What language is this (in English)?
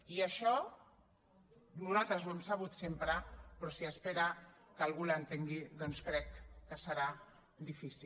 Catalan